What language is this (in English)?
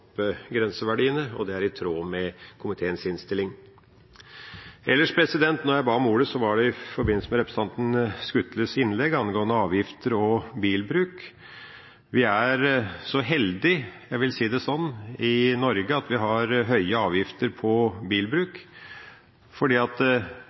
Norwegian Bokmål